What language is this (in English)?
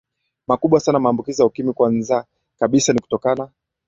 Swahili